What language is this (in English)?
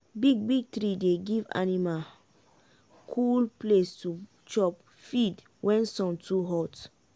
Nigerian Pidgin